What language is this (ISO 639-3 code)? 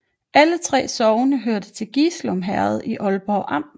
dan